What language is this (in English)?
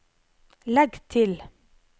Norwegian